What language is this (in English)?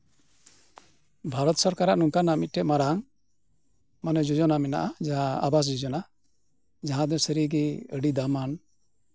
Santali